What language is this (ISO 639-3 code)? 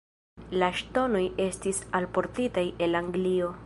epo